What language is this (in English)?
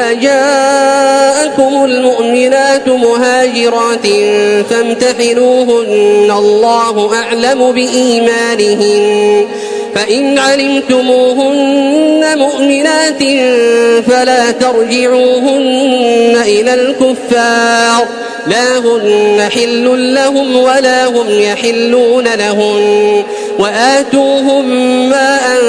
Arabic